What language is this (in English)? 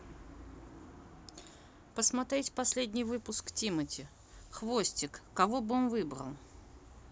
Russian